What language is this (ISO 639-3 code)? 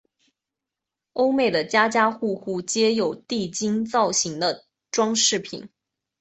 zho